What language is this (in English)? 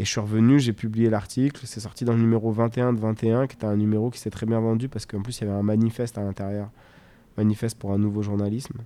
French